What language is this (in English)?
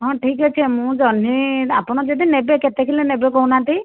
Odia